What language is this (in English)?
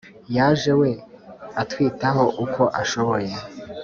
Kinyarwanda